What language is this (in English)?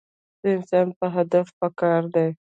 Pashto